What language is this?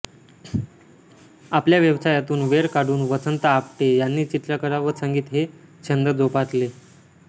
Marathi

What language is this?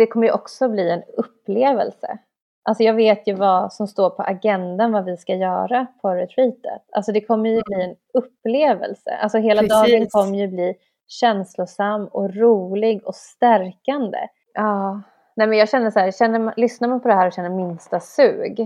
Swedish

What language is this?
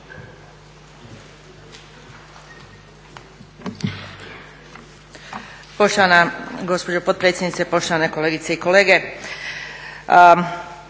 Croatian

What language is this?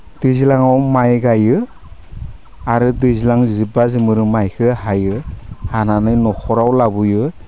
Bodo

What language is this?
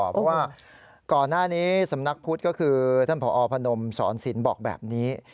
Thai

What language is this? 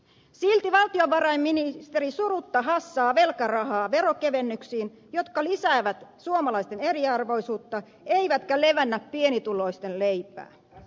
Finnish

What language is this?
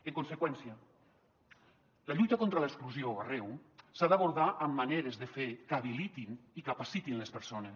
Catalan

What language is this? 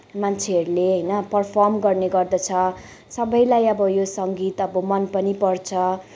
Nepali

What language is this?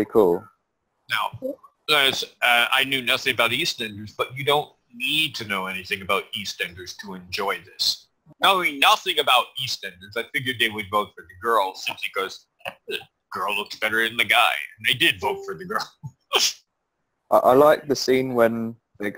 English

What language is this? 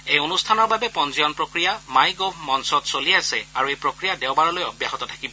Assamese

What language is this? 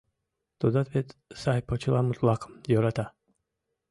Mari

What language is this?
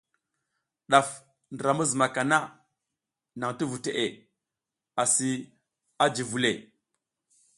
South Giziga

